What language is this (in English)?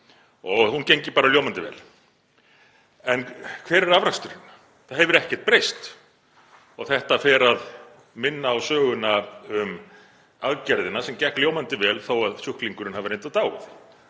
Icelandic